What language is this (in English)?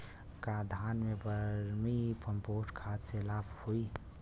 Bhojpuri